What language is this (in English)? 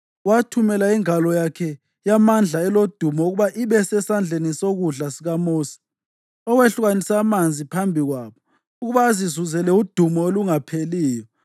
North Ndebele